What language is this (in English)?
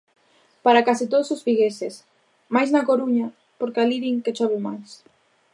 Galician